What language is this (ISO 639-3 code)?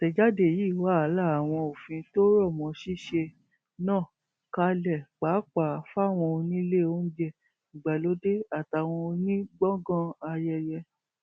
yor